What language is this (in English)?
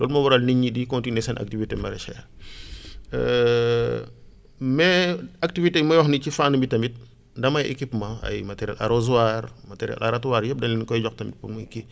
Wolof